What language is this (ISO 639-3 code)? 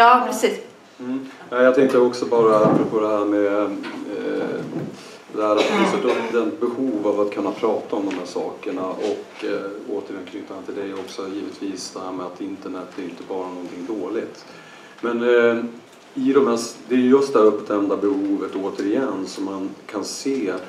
swe